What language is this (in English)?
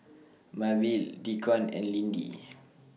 English